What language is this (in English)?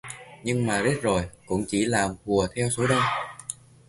Vietnamese